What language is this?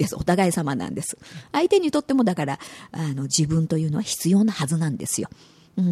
Japanese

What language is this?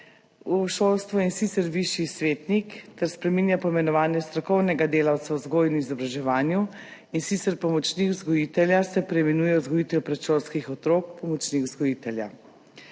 Slovenian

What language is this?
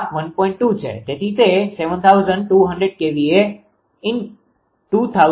Gujarati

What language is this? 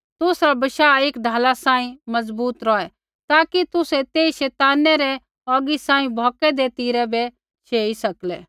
Kullu Pahari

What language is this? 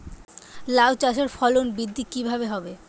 Bangla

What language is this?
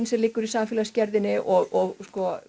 Icelandic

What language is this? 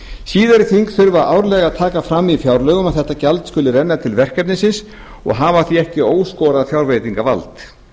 Icelandic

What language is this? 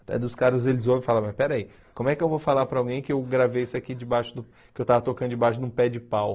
Portuguese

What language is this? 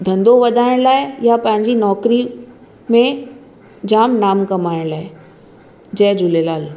Sindhi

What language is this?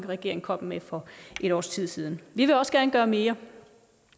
Danish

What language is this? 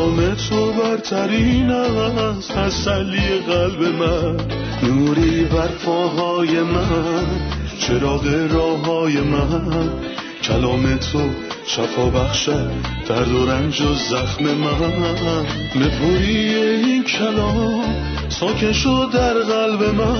Persian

